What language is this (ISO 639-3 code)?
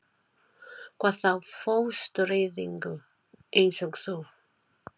isl